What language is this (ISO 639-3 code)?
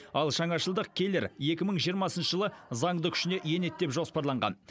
kaz